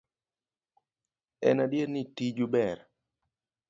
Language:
Luo (Kenya and Tanzania)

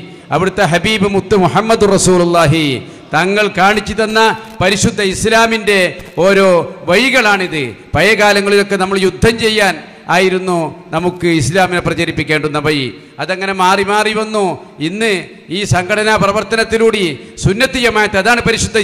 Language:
Arabic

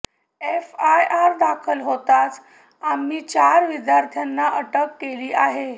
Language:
Marathi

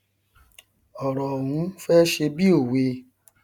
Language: Yoruba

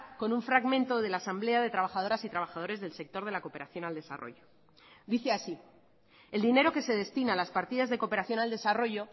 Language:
Spanish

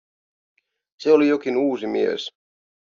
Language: Finnish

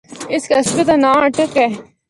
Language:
Northern Hindko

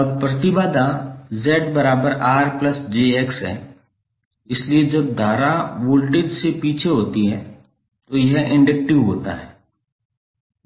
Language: Hindi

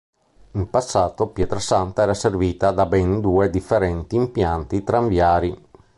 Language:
Italian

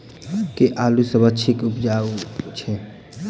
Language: Maithili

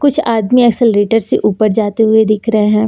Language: Hindi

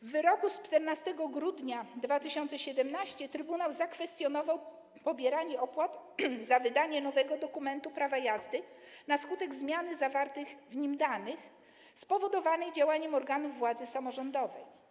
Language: Polish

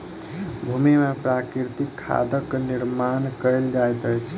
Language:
Maithili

